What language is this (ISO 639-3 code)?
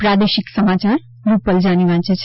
guj